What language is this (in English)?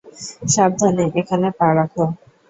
Bangla